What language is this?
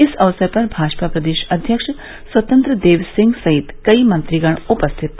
Hindi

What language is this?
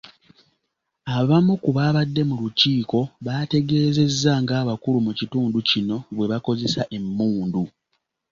Ganda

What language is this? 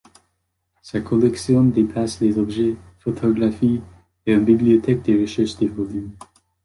French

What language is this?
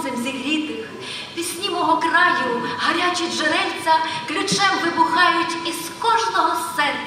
Ukrainian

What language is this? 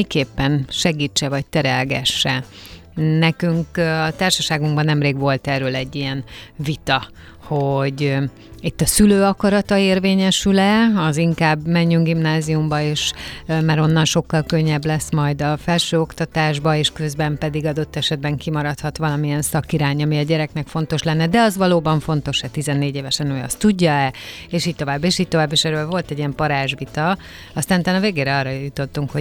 Hungarian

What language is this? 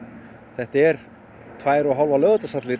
Icelandic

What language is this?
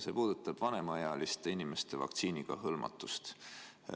Estonian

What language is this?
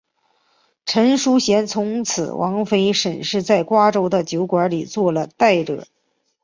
Chinese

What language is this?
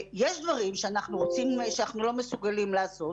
Hebrew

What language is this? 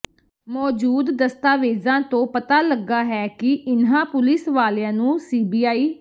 Punjabi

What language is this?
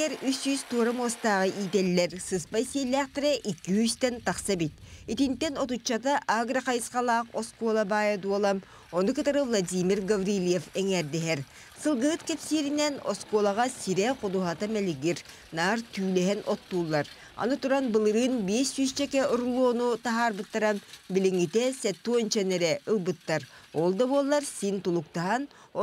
Russian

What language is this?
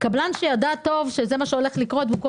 Hebrew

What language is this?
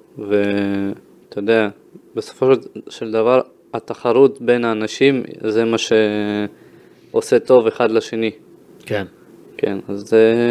Hebrew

